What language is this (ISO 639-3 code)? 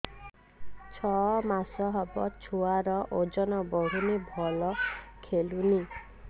ori